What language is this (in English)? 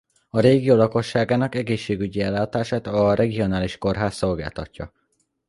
Hungarian